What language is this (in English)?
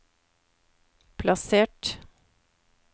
Norwegian